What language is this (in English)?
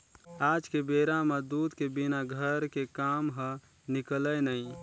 Chhattisgarhi